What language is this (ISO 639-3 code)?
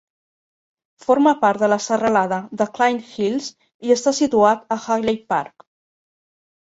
cat